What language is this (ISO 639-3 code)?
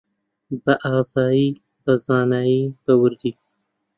ckb